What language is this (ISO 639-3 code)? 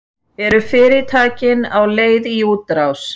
isl